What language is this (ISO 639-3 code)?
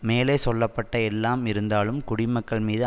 tam